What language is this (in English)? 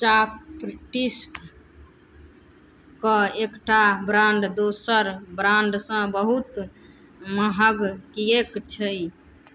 Maithili